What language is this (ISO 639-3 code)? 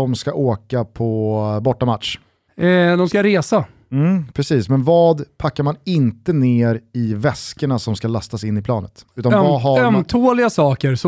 swe